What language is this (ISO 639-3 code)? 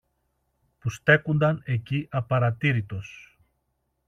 ell